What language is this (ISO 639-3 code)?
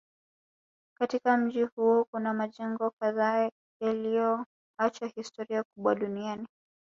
swa